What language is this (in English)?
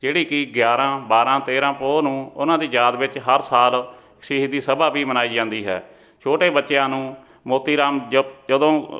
Punjabi